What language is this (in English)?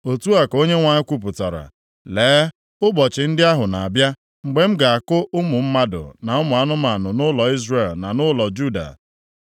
Igbo